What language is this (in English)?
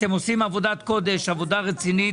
Hebrew